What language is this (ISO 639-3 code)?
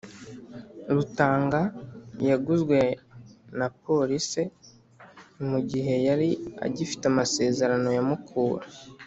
kin